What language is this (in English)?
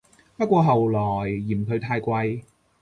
Cantonese